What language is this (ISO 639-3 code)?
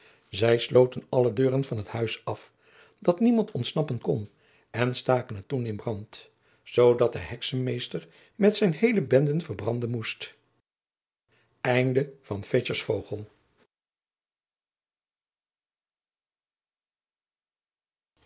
nld